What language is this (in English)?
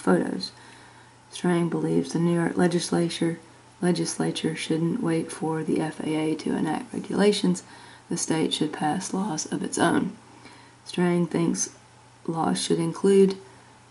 English